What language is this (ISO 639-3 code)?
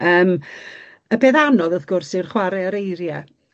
cym